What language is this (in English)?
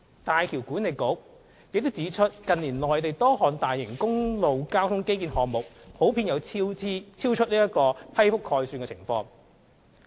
Cantonese